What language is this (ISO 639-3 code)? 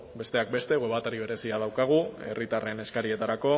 eus